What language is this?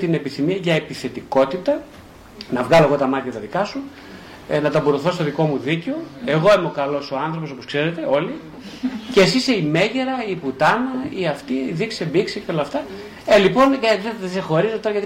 Greek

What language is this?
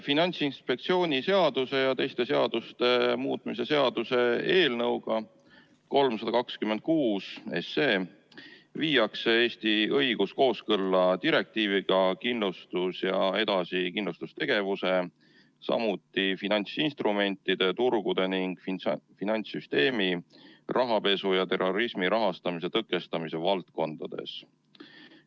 Estonian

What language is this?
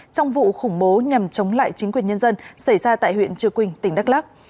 Vietnamese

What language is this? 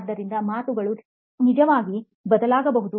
Kannada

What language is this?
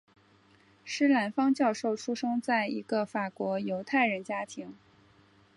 Chinese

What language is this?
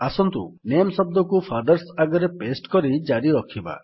Odia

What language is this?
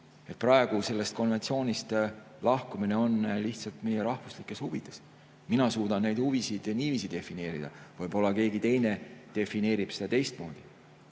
Estonian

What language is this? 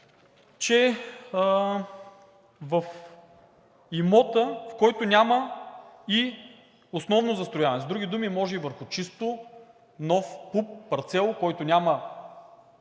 Bulgarian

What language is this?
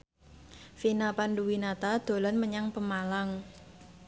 Javanese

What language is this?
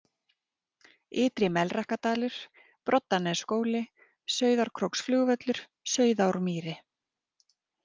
Icelandic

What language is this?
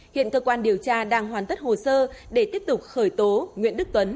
Vietnamese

